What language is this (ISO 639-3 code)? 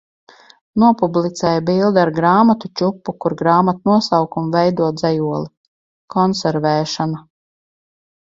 lav